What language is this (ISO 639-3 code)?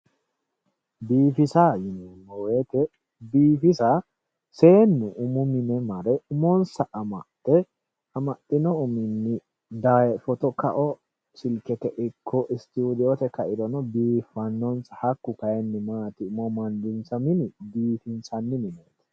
sid